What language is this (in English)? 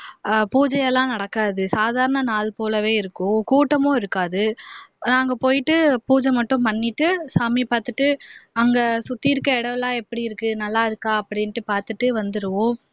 Tamil